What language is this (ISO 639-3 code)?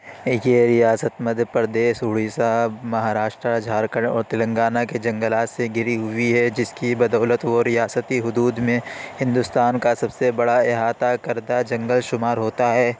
urd